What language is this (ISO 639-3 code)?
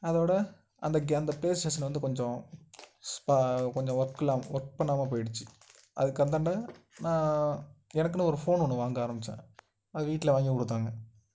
tam